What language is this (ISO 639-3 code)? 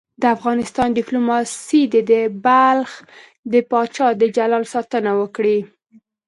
pus